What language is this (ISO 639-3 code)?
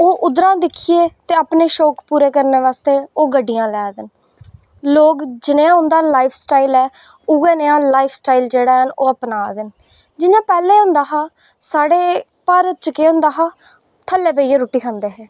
doi